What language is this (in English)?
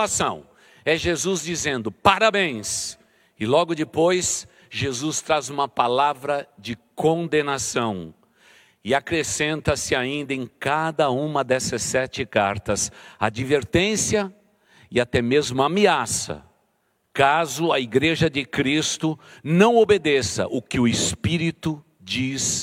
Portuguese